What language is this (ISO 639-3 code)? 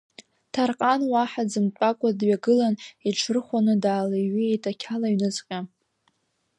abk